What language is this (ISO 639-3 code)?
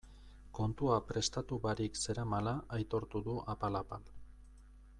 eus